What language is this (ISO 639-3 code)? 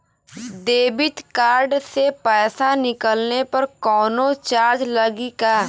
bho